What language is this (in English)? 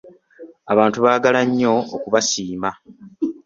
Ganda